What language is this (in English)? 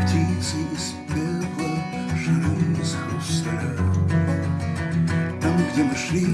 Spanish